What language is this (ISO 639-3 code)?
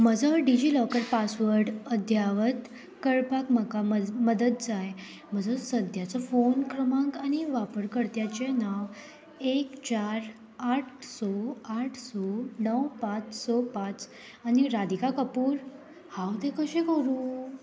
kok